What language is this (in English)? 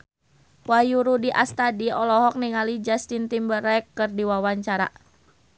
Sundanese